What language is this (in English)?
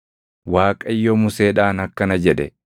Oromo